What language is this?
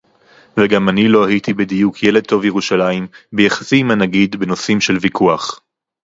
Hebrew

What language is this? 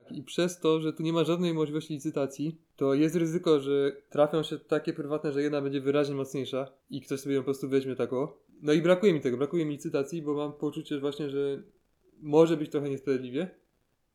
Polish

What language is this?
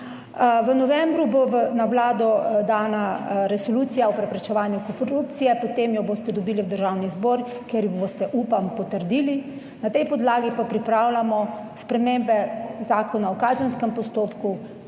Slovenian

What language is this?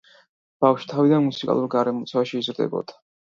Georgian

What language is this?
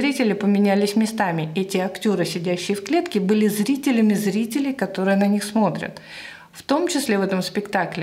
Russian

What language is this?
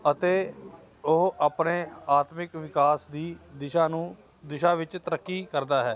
Punjabi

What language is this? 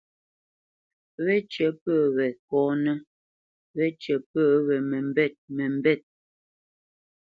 Bamenyam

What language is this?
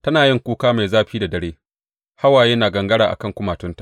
Hausa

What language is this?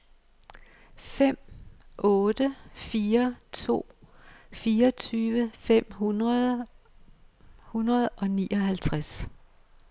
Danish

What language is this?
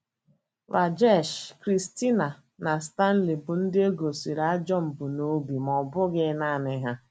Igbo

